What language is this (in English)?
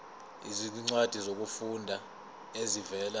Zulu